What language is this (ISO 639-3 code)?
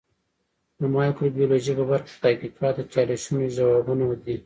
pus